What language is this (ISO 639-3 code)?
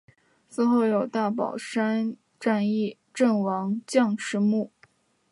zho